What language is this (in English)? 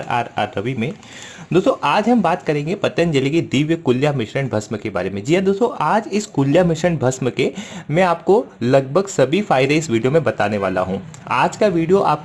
Hindi